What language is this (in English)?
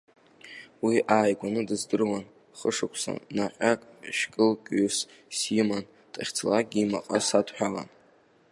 Abkhazian